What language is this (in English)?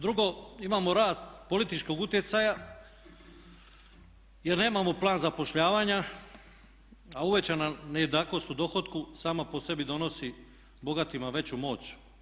Croatian